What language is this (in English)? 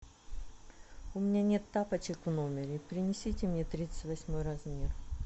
Russian